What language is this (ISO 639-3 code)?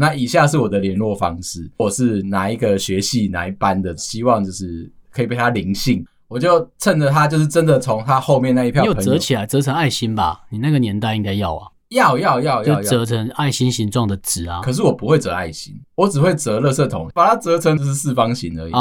zho